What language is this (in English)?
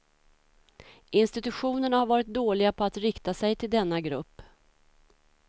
Swedish